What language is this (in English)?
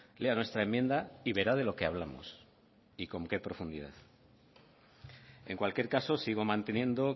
Spanish